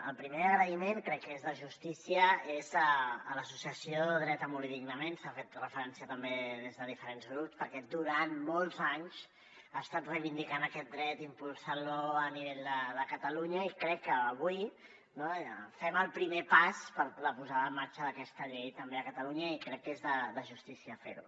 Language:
Catalan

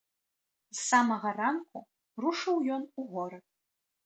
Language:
Belarusian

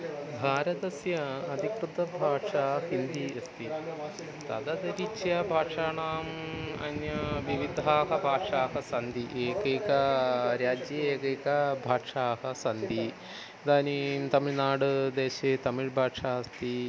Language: Sanskrit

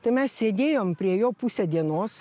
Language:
Lithuanian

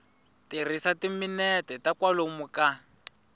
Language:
Tsonga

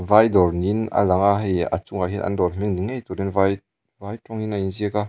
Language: Mizo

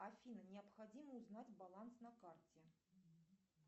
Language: Russian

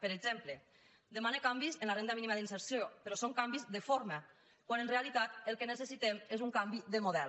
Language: Catalan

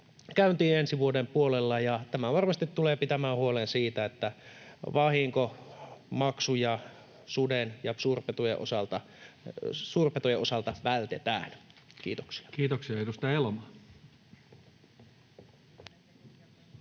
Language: Finnish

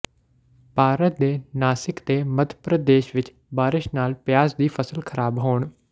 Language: Punjabi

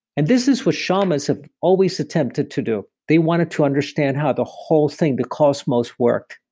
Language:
English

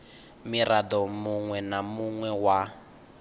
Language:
Venda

